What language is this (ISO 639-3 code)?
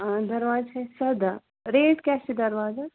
kas